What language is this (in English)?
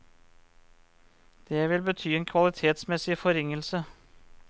Norwegian